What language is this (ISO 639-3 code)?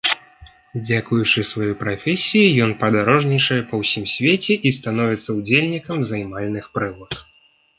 bel